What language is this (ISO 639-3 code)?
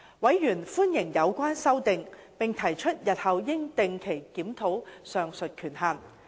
yue